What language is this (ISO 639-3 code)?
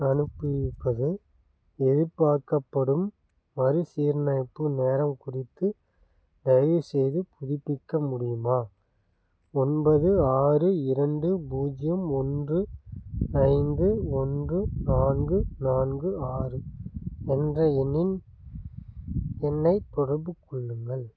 tam